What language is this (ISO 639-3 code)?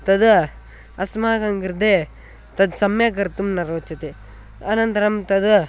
san